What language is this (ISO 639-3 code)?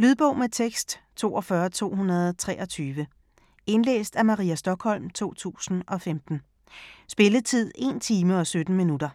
dan